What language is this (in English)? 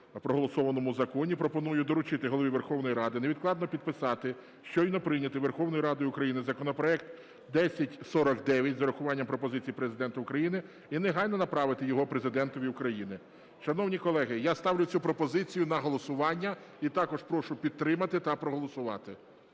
Ukrainian